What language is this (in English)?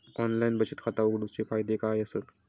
Marathi